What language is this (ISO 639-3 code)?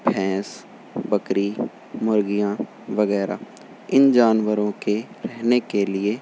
urd